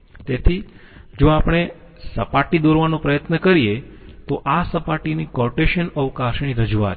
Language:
Gujarati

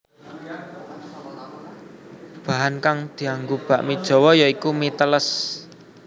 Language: Javanese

